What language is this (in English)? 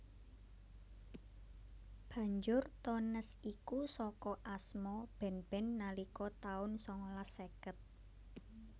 Javanese